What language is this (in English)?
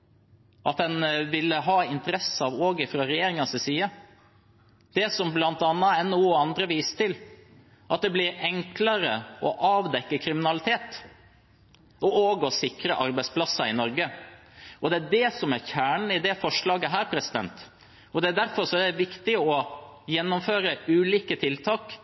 Norwegian Bokmål